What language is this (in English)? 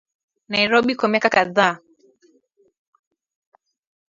Swahili